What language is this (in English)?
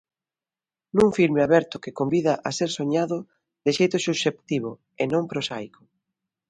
Galician